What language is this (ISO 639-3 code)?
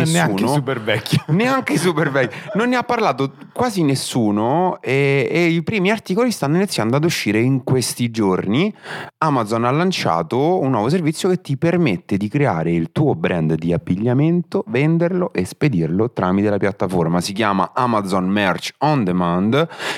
ita